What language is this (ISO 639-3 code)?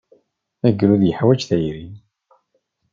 kab